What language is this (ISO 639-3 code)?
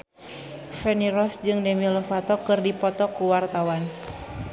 sun